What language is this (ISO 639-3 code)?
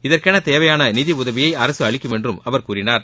tam